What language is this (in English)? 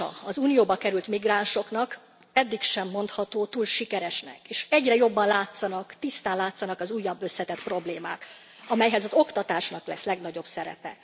Hungarian